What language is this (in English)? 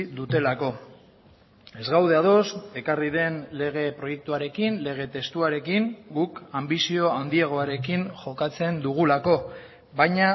Basque